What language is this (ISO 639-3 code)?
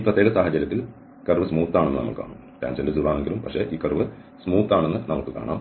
mal